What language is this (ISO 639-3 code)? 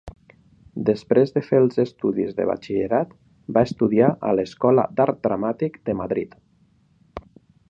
cat